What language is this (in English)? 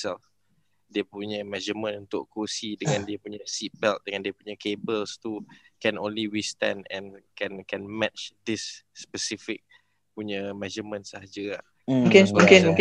Malay